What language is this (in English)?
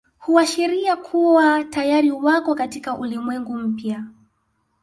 Swahili